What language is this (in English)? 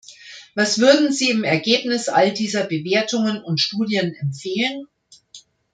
German